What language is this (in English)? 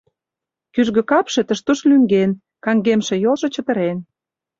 Mari